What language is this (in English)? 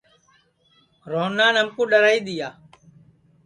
Sansi